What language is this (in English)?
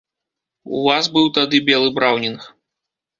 Belarusian